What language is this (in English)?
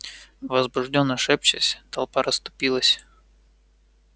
Russian